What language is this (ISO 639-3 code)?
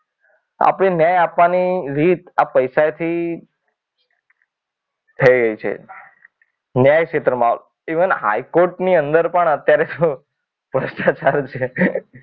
guj